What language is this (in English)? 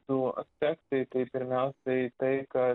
Lithuanian